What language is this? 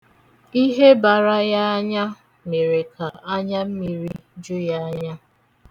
Igbo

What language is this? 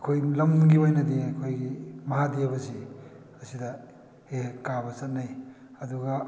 Manipuri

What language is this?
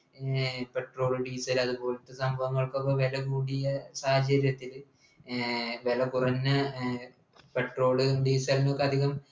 Malayalam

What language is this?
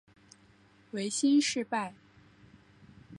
Chinese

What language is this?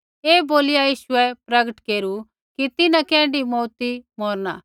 Kullu Pahari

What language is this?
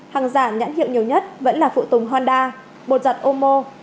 Vietnamese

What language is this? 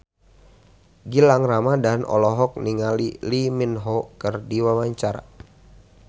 Sundanese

